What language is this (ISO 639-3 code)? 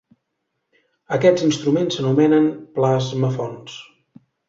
cat